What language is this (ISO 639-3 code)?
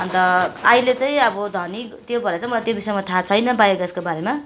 nep